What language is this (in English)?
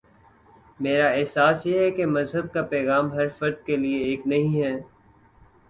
Urdu